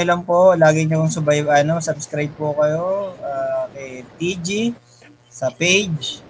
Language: Filipino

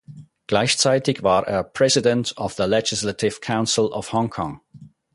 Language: German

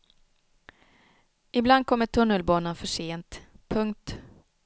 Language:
Swedish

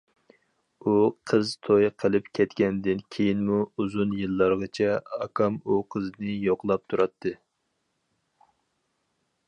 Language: Uyghur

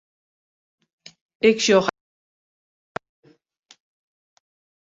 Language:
Western Frisian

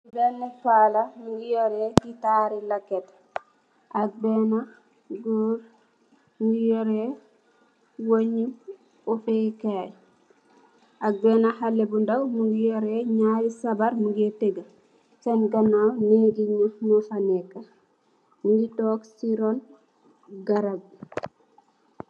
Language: Wolof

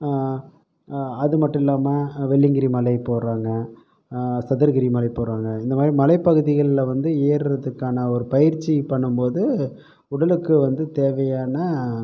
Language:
Tamil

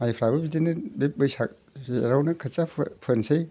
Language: Bodo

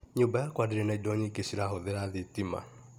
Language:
Kikuyu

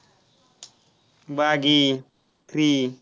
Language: Marathi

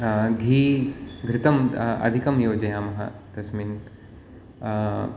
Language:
Sanskrit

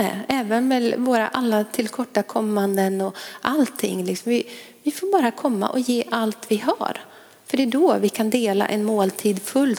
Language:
Swedish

